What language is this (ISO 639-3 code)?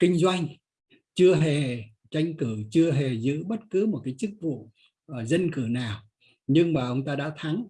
vie